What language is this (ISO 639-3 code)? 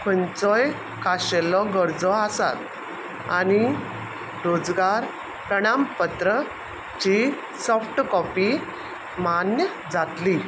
kok